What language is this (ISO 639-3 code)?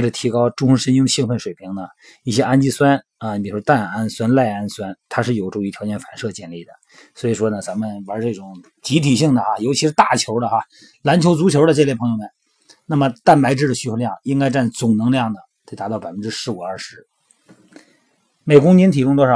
zho